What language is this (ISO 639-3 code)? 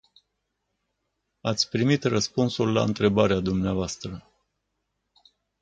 ron